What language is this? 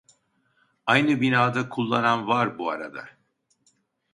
Turkish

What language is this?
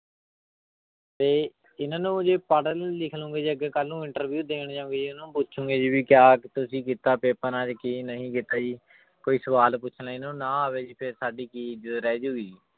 Punjabi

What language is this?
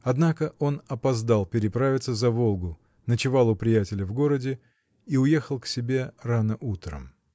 Russian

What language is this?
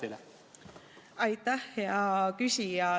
Estonian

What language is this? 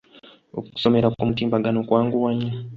Ganda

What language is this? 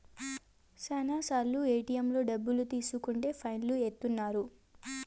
Telugu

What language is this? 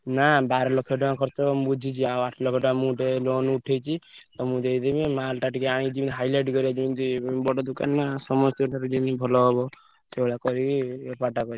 Odia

